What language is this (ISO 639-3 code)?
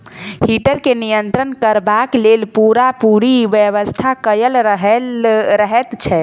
mai